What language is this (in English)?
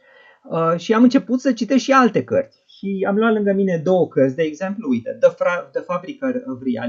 Romanian